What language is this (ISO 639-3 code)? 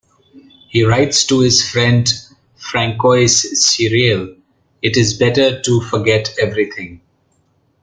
eng